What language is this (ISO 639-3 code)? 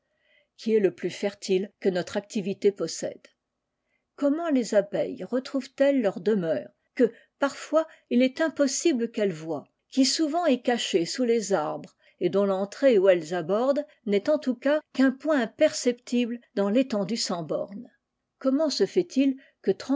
fra